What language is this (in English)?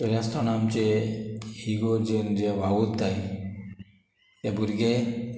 Konkani